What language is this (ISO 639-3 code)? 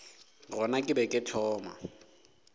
nso